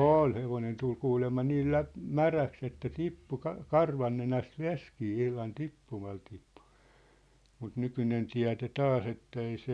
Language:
Finnish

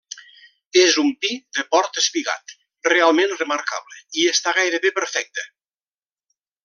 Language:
Catalan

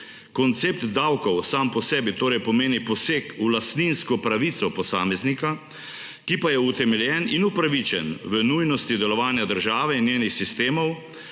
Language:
Slovenian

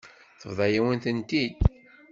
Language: Kabyle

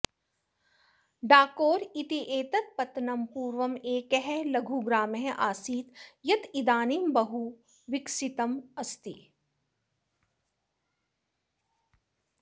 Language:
Sanskrit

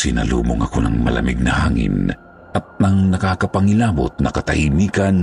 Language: Filipino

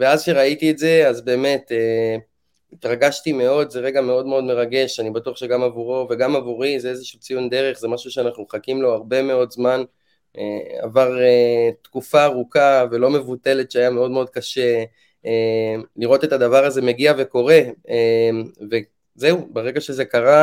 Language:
Hebrew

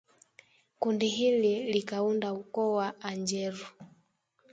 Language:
Swahili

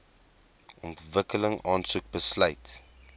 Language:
Afrikaans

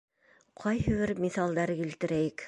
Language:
Bashkir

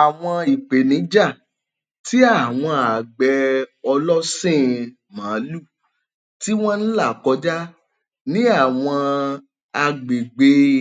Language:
Yoruba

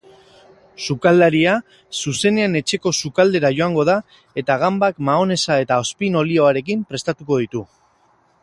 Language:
Basque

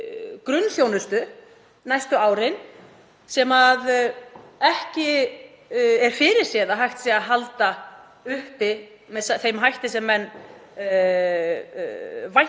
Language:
Icelandic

